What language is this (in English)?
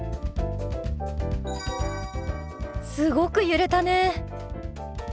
Japanese